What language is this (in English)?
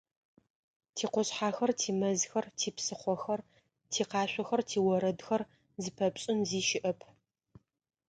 Adyghe